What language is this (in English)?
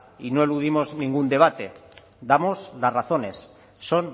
Spanish